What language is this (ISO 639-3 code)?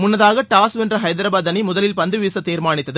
tam